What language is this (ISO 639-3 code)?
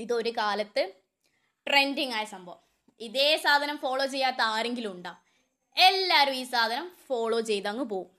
mal